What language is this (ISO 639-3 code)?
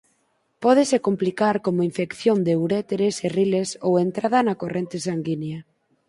glg